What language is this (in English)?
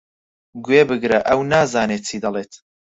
Central Kurdish